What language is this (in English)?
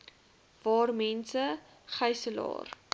Afrikaans